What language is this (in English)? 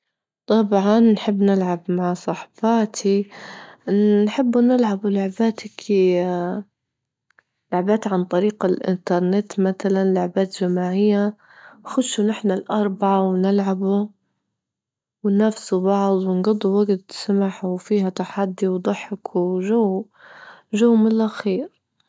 Libyan Arabic